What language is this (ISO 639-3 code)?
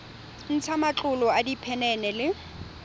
tsn